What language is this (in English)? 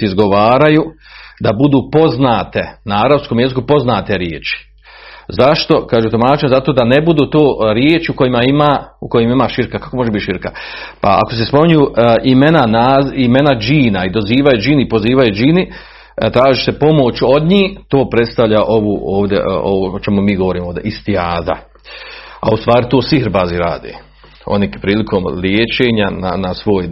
Croatian